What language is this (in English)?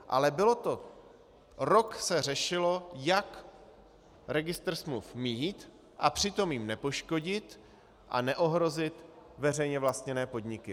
Czech